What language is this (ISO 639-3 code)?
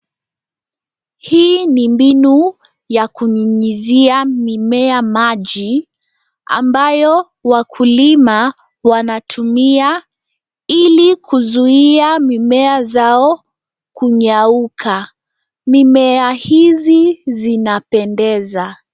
swa